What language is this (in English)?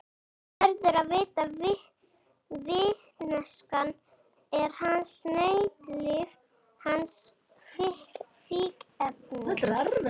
Icelandic